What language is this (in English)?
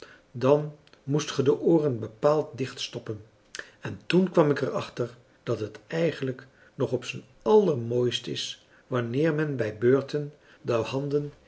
Dutch